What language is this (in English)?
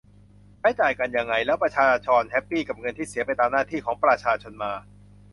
Thai